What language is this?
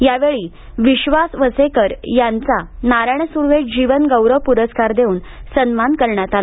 Marathi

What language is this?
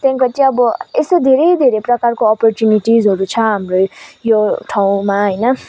Nepali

